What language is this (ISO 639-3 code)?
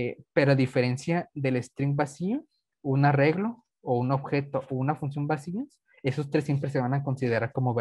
spa